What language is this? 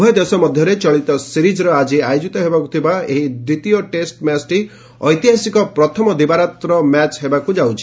Odia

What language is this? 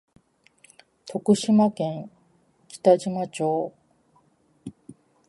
Japanese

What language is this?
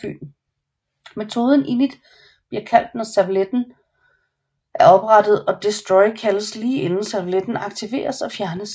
Danish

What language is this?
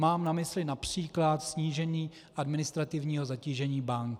Czech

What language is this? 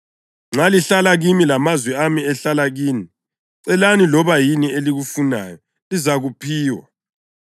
North Ndebele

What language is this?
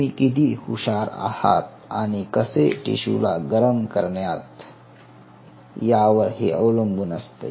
Marathi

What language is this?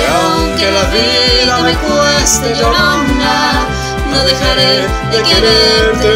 Spanish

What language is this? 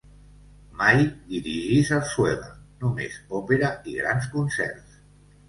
Catalan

